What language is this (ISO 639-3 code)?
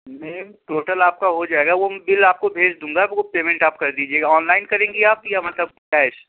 urd